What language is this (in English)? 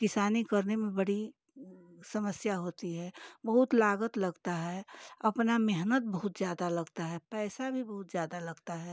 Hindi